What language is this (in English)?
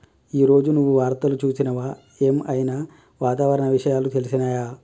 Telugu